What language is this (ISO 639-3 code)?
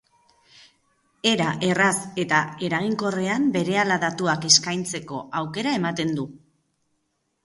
eus